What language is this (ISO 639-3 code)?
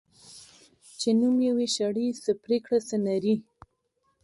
pus